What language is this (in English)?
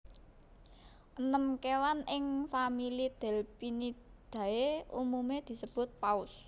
Javanese